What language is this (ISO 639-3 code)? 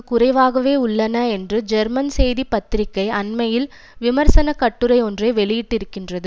tam